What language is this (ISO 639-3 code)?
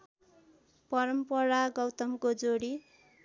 nep